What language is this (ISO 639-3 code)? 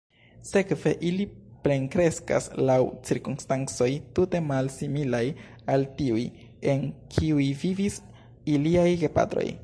epo